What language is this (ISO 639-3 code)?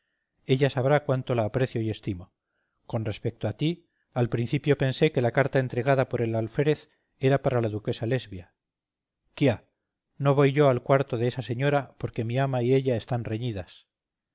spa